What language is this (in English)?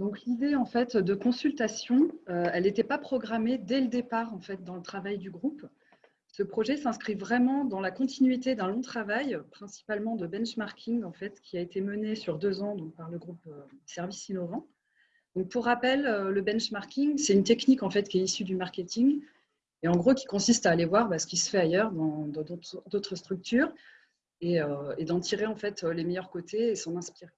French